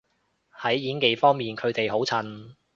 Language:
Cantonese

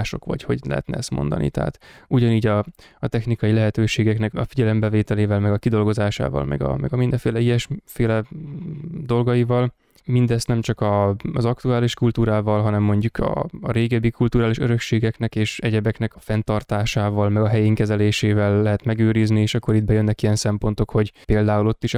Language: Hungarian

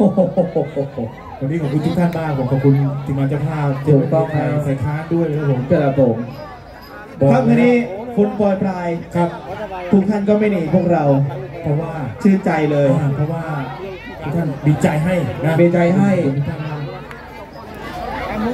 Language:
Thai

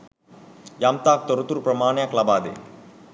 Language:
Sinhala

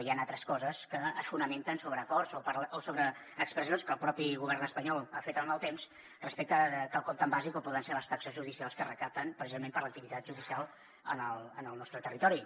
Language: Catalan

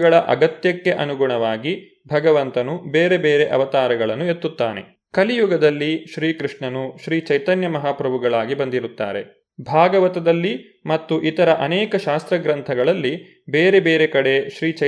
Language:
Kannada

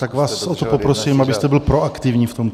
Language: Czech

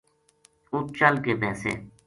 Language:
Gujari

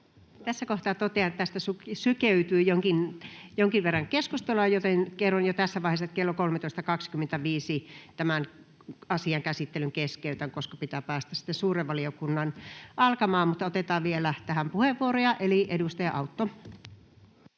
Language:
Finnish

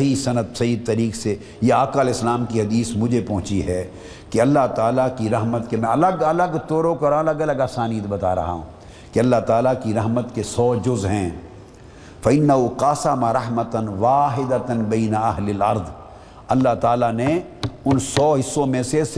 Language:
Urdu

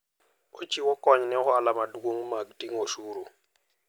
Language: Luo (Kenya and Tanzania)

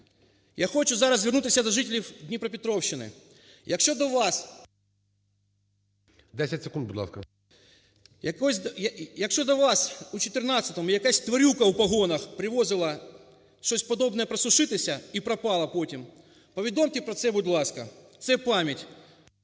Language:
Ukrainian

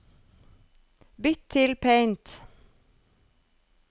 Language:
Norwegian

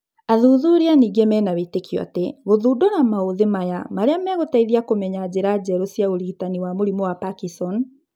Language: Kikuyu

